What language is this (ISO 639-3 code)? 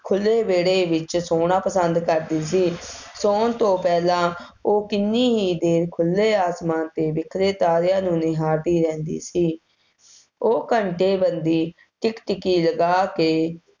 pan